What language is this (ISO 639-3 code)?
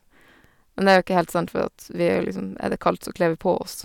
nor